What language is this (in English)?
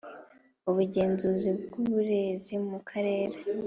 Kinyarwanda